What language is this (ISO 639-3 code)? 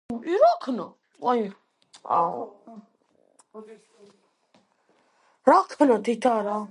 kat